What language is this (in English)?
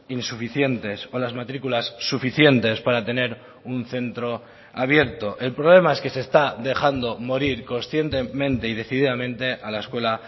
Spanish